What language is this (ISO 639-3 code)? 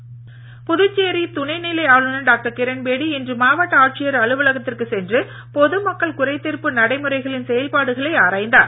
tam